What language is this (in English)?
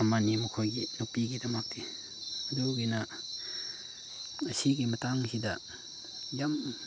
Manipuri